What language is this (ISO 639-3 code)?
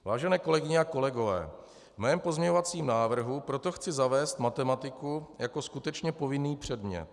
ces